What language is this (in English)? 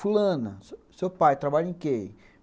Portuguese